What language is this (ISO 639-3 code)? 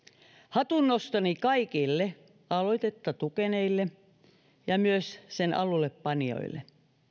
fin